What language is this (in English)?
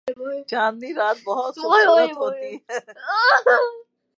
Urdu